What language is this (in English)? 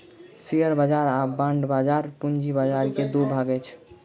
Maithili